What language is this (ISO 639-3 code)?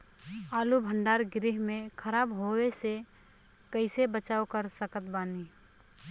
bho